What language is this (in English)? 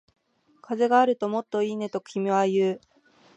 Japanese